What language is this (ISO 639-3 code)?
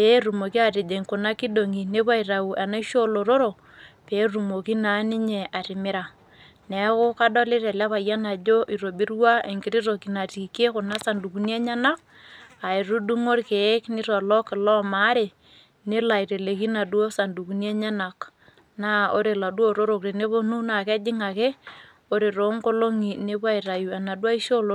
mas